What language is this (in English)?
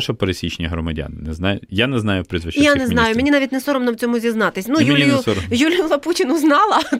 Ukrainian